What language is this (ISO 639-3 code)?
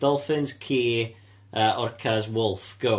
cym